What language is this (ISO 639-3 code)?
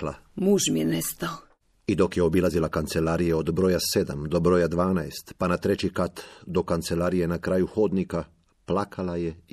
hrv